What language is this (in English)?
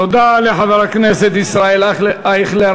Hebrew